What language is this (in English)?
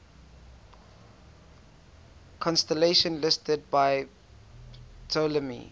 English